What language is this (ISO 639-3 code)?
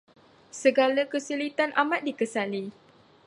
msa